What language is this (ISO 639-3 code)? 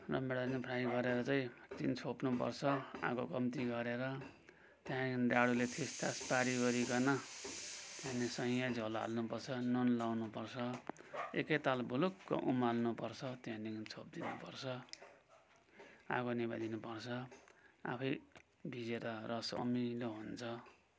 nep